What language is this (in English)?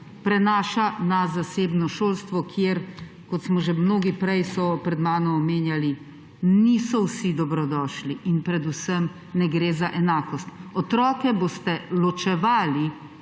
Slovenian